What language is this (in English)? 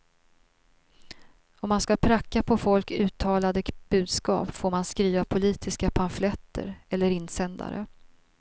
Swedish